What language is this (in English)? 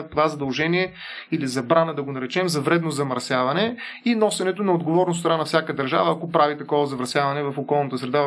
Bulgarian